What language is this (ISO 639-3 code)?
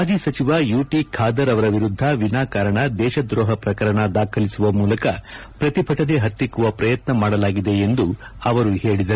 kan